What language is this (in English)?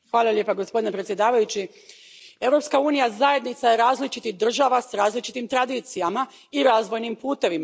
Croatian